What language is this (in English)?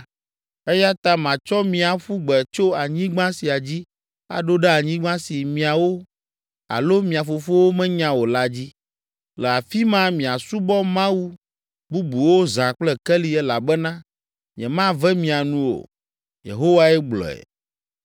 Ewe